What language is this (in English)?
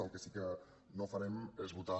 Catalan